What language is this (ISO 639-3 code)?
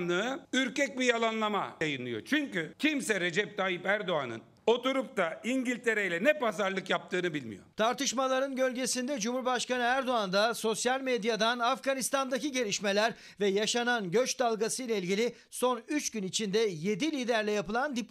tur